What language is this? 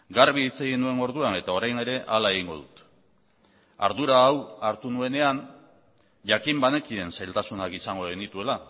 Basque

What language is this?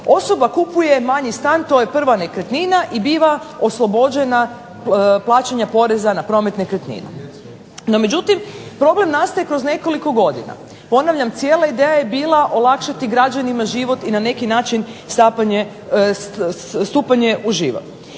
Croatian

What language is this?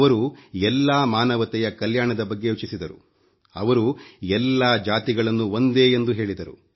Kannada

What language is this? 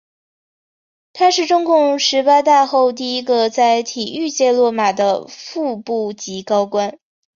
Chinese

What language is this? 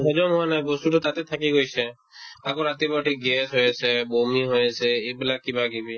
Assamese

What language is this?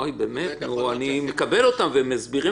Hebrew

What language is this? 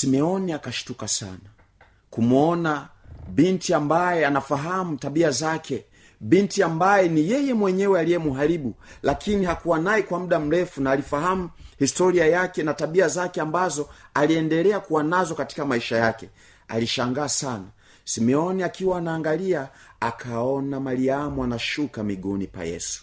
Swahili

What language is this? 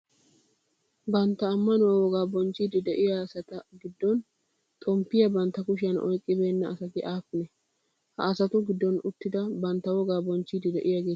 Wolaytta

